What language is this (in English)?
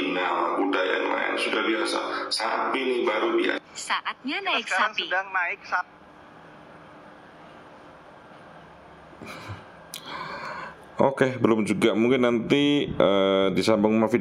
Indonesian